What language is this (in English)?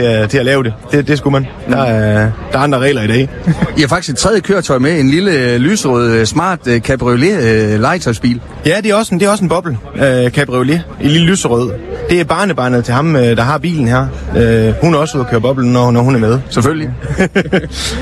Danish